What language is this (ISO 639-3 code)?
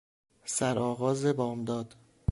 fas